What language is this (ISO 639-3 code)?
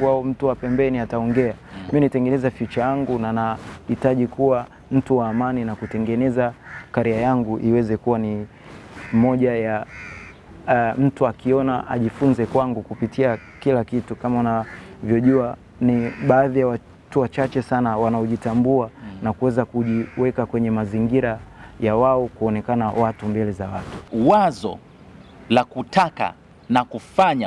swa